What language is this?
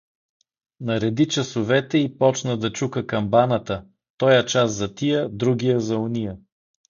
Bulgarian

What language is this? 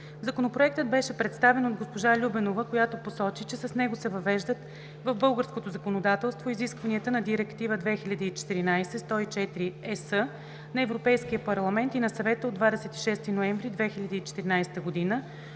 Bulgarian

